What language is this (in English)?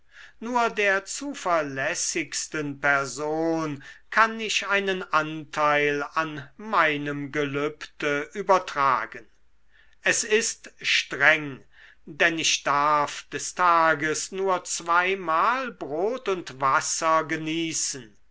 German